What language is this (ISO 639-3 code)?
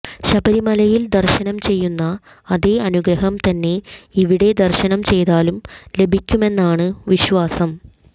mal